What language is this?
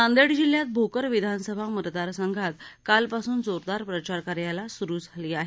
Marathi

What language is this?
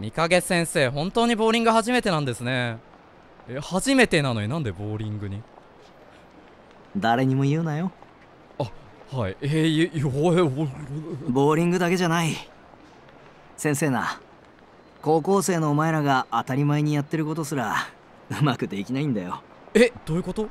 Japanese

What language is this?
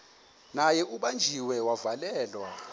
Xhosa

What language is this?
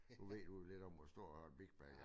Danish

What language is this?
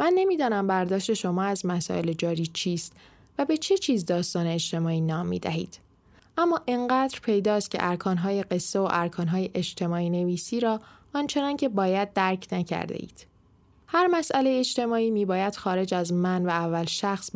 Persian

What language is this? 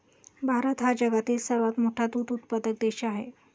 Marathi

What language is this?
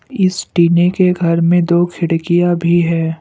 Hindi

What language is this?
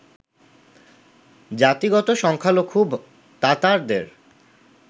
Bangla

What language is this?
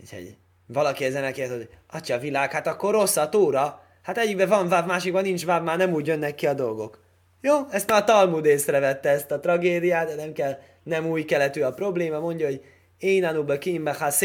Hungarian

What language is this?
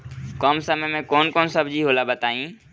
Bhojpuri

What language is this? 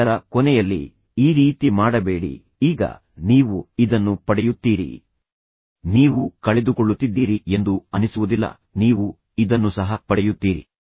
Kannada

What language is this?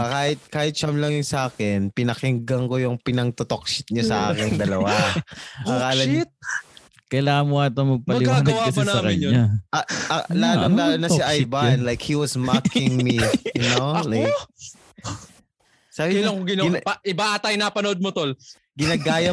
Filipino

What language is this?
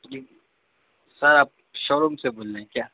Urdu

